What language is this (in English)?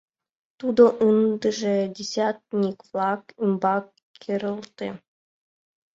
Mari